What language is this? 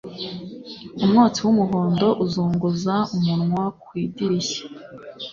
Kinyarwanda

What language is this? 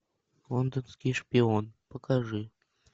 Russian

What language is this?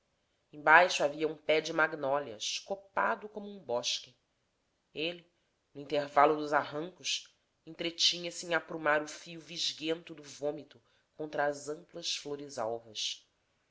Portuguese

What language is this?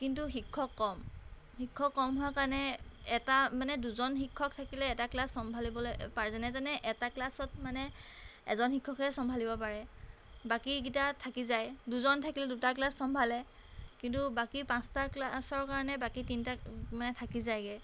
Assamese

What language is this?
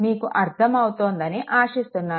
Telugu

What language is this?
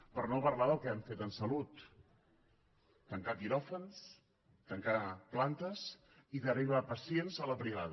Catalan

